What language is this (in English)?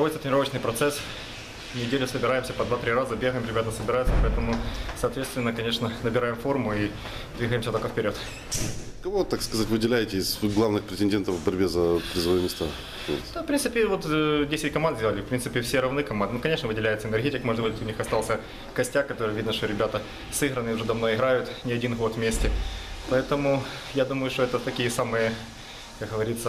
Russian